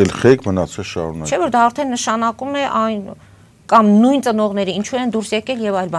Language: Romanian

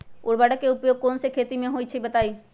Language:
Magahi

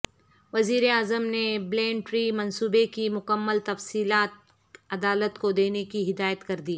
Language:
Urdu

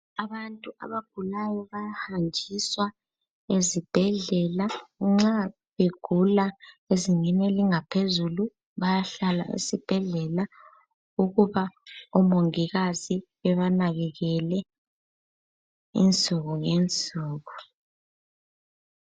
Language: North Ndebele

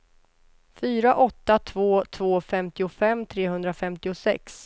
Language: Swedish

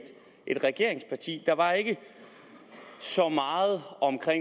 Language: Danish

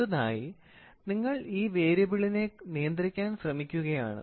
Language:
Malayalam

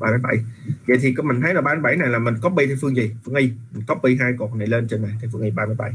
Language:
Vietnamese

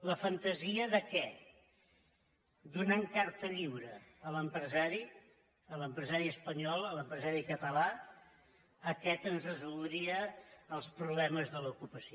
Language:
Catalan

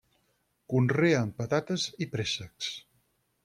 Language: Catalan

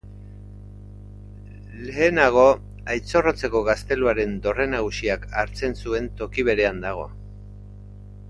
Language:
Basque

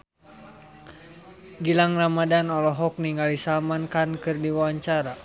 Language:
Sundanese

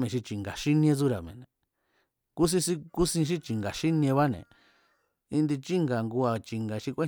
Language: Mazatlán Mazatec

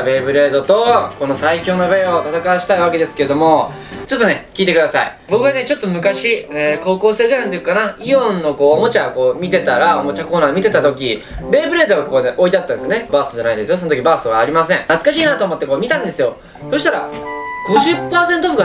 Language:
Japanese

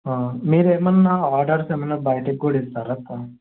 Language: Telugu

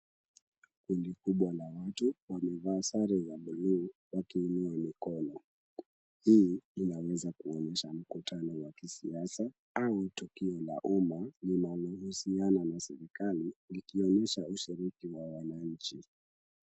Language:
Swahili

